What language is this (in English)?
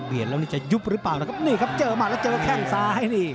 Thai